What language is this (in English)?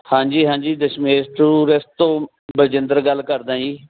Punjabi